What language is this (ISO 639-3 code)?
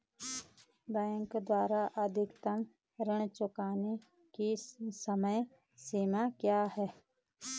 hin